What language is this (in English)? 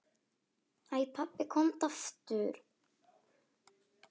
Icelandic